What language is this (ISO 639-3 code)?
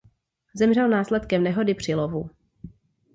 ces